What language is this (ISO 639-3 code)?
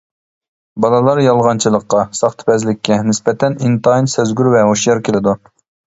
uig